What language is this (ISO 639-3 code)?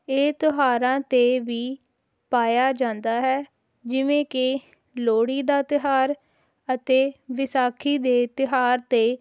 pan